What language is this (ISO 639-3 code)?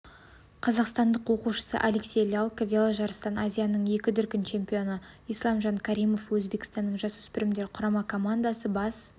kaz